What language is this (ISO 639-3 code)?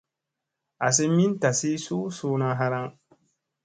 mse